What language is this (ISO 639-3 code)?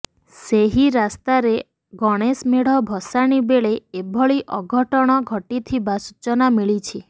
ori